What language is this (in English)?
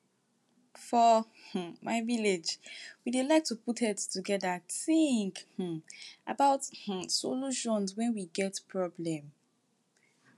Nigerian Pidgin